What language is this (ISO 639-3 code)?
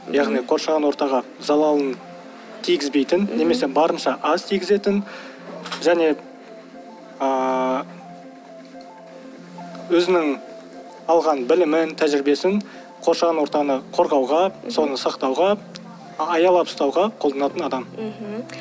kaz